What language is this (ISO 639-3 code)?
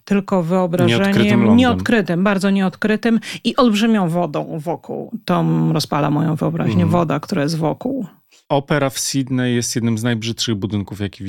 pol